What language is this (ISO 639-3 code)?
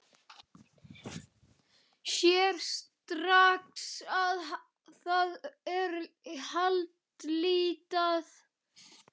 isl